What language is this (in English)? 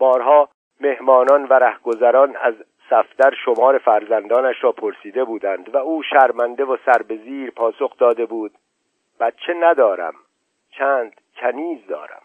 Persian